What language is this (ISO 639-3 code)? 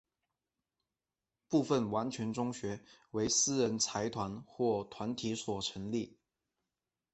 zho